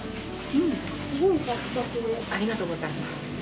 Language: Japanese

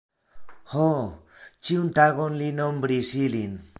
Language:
Esperanto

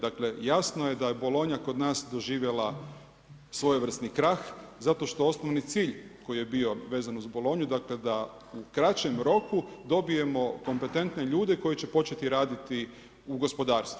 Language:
Croatian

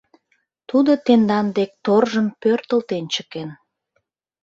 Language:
Mari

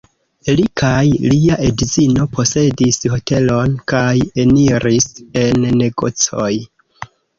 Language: Esperanto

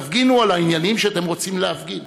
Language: Hebrew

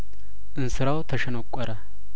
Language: Amharic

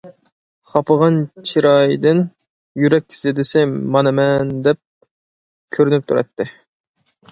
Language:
Uyghur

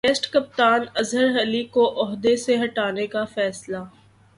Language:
Urdu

